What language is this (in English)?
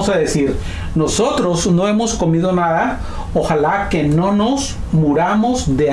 Spanish